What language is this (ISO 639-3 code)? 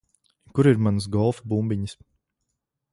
lav